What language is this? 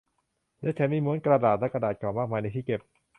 Thai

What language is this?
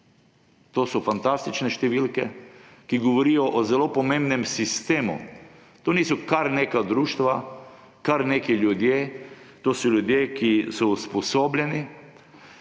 Slovenian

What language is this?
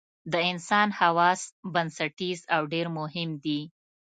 Pashto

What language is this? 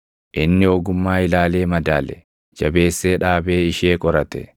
Oromo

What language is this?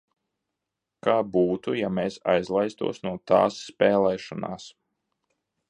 Latvian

